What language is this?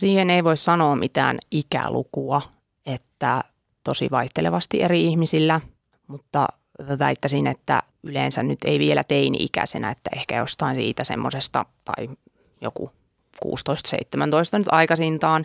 Finnish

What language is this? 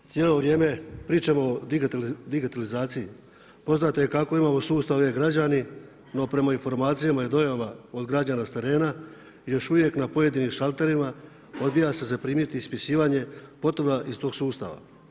Croatian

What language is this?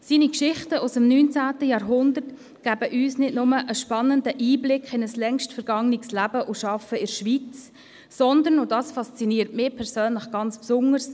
Swiss German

